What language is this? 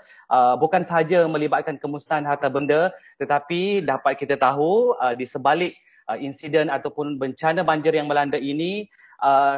Malay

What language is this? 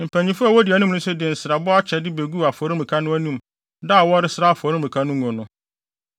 Akan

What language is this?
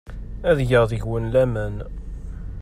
Kabyle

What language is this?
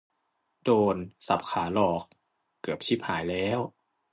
Thai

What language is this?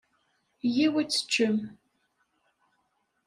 Kabyle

